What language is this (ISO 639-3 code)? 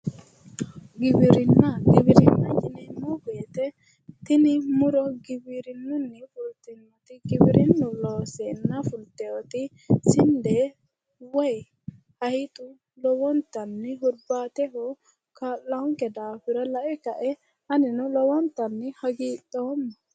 sid